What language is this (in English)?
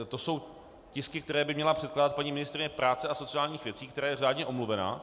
Czech